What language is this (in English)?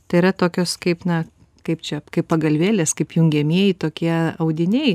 Lithuanian